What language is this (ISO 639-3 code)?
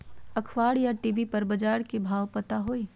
mag